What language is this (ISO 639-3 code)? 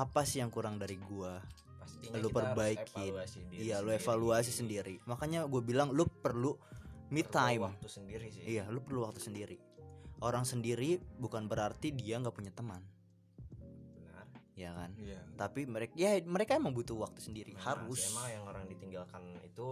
ind